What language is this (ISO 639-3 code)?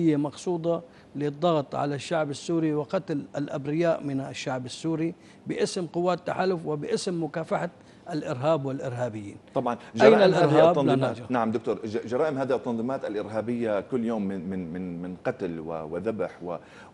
ara